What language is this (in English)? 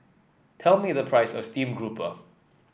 English